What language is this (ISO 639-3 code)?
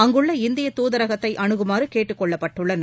tam